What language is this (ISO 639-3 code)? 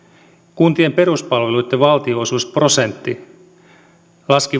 fin